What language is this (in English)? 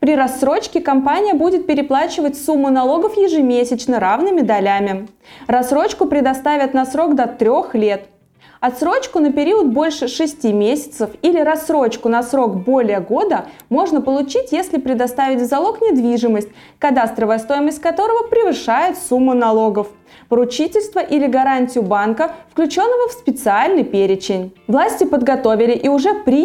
Russian